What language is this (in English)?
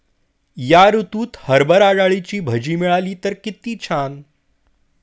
Marathi